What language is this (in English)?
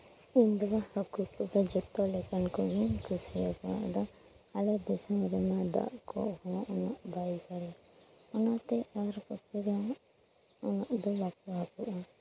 Santali